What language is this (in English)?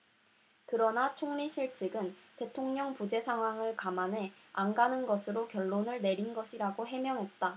Korean